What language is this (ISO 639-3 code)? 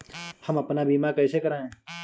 hin